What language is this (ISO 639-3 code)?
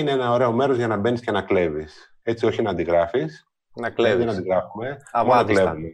ell